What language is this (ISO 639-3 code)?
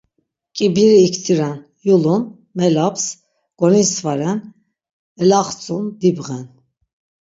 lzz